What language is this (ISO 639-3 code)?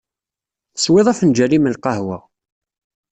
kab